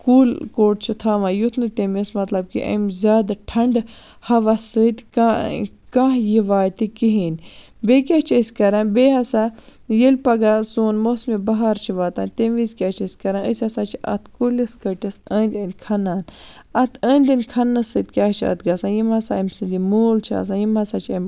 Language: Kashmiri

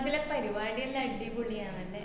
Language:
Malayalam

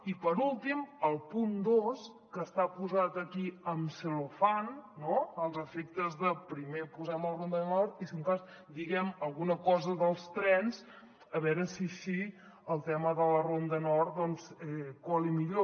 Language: Catalan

